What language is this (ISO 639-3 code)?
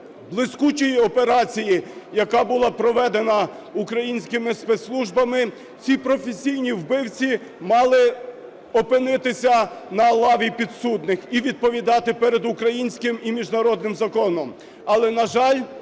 ukr